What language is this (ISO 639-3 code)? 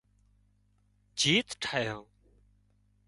kxp